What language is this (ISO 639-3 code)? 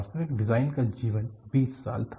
hin